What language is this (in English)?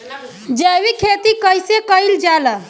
Bhojpuri